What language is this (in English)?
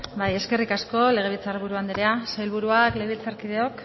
Basque